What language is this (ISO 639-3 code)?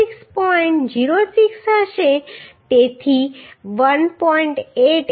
guj